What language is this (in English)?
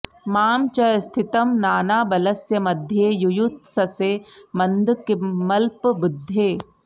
Sanskrit